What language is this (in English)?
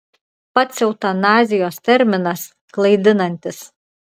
Lithuanian